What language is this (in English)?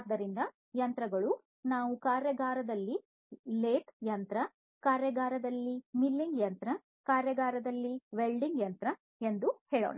Kannada